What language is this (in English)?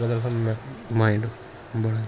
Kashmiri